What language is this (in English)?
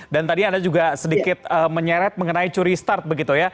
Indonesian